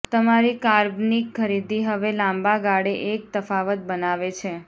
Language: Gujarati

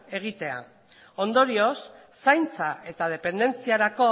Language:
Basque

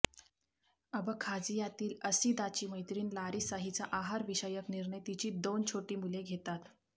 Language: Marathi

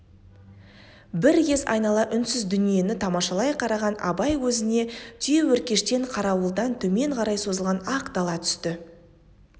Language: Kazakh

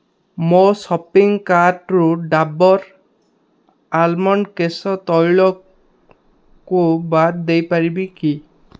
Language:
Odia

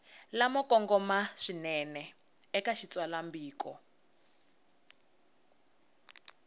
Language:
Tsonga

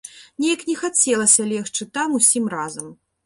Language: Belarusian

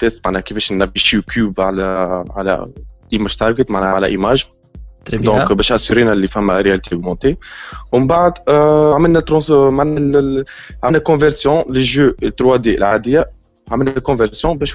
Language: Arabic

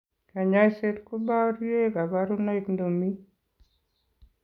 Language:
Kalenjin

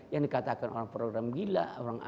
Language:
Indonesian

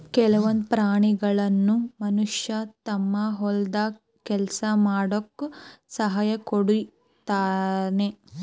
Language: Kannada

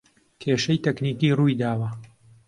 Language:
Central Kurdish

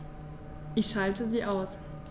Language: German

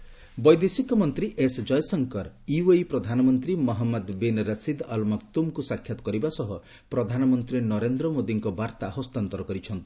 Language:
Odia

